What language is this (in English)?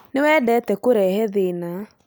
Kikuyu